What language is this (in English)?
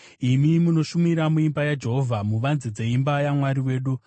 Shona